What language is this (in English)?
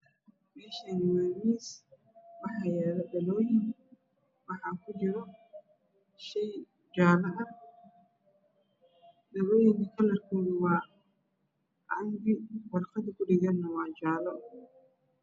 Somali